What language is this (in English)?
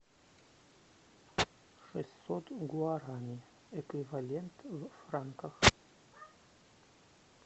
Russian